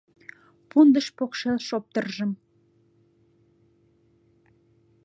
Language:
Mari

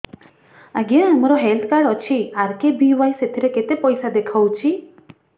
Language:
Odia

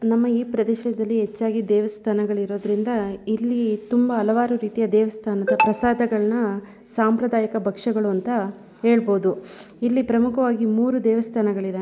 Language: Kannada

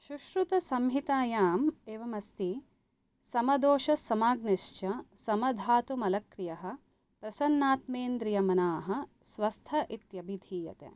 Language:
Sanskrit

